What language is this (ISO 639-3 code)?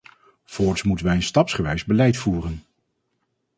nld